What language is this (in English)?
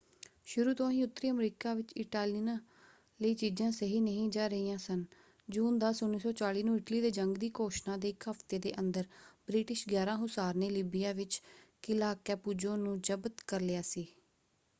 Punjabi